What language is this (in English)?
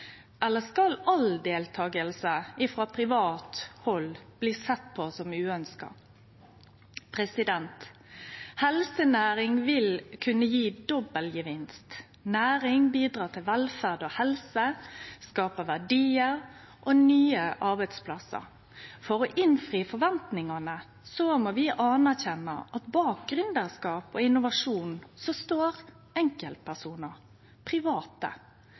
Norwegian Nynorsk